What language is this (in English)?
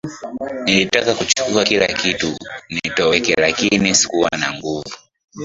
Swahili